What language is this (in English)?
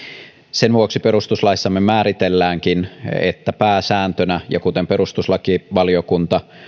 Finnish